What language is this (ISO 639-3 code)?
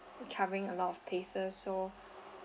eng